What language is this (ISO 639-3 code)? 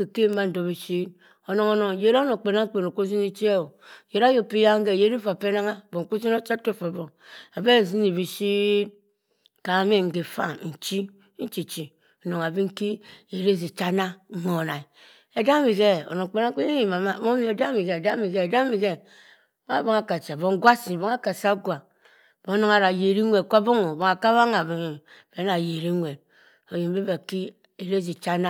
mfn